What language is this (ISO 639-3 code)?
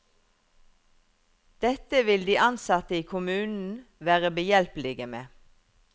nor